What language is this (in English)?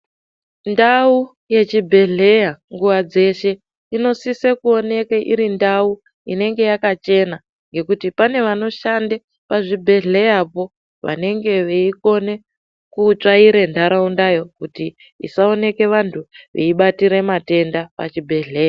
Ndau